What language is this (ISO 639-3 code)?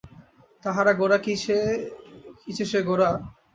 ben